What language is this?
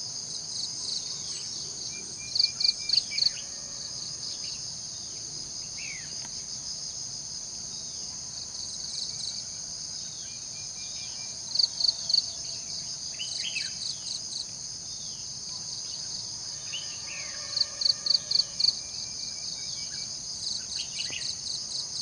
Vietnamese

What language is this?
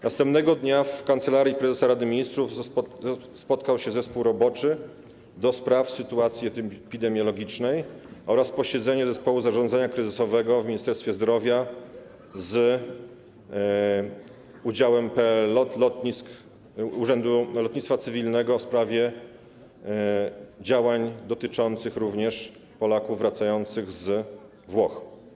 Polish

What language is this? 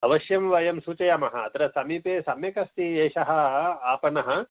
Sanskrit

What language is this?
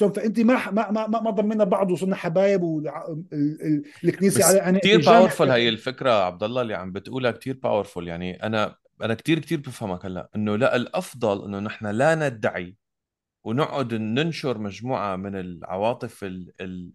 Arabic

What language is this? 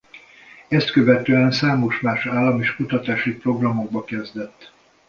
Hungarian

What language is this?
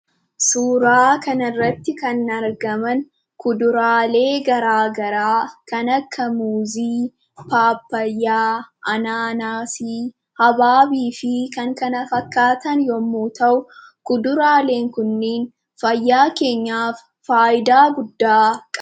Oromo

